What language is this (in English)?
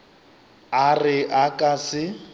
Northern Sotho